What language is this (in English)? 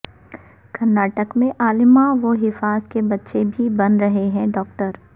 Urdu